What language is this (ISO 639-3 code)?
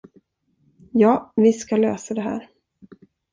swe